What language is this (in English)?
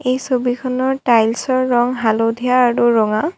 Assamese